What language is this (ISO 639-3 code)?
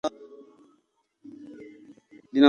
swa